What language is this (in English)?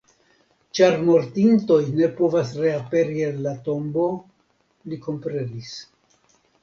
Esperanto